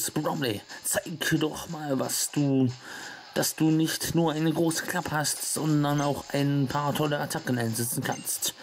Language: German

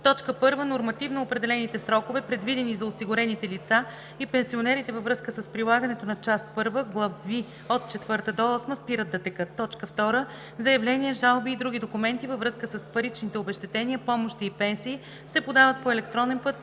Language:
Bulgarian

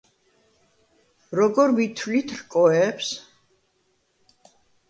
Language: Georgian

